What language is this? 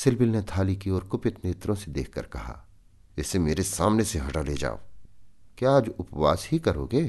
Hindi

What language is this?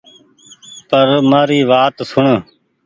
Goaria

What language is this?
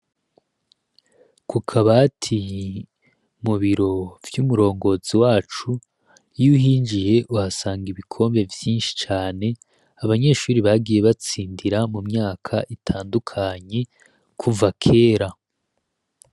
Rundi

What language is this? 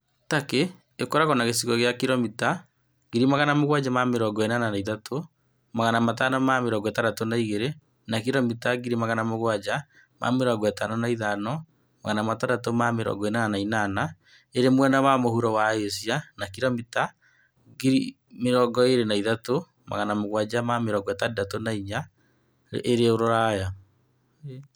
Kikuyu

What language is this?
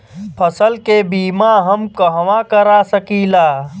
Bhojpuri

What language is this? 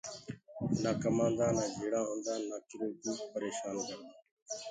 Gurgula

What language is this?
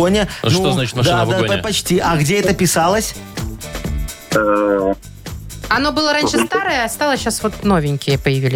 Russian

